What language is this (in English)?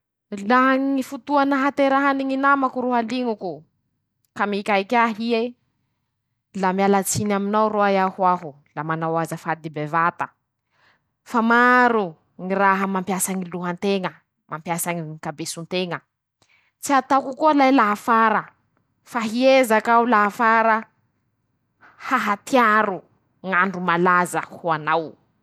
Masikoro Malagasy